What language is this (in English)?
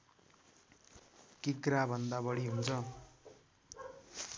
Nepali